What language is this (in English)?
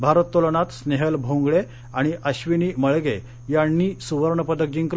Marathi